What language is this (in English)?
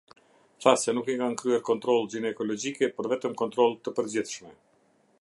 Albanian